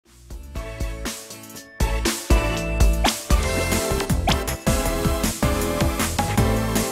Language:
Japanese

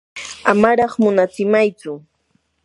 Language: Yanahuanca Pasco Quechua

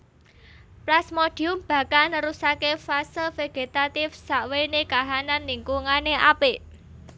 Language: Javanese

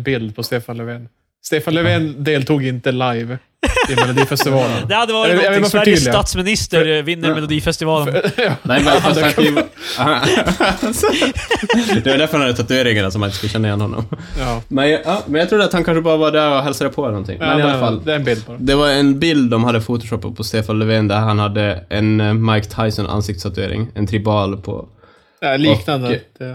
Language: Swedish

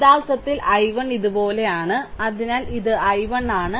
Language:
Malayalam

